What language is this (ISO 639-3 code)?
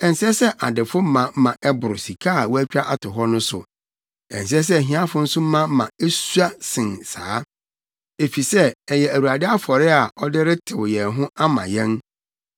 aka